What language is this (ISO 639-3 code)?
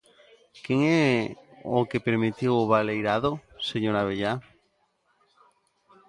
glg